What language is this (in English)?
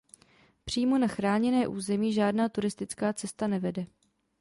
Czech